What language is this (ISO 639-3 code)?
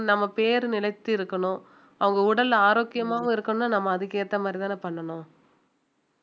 tam